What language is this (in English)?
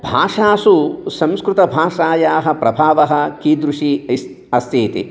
Sanskrit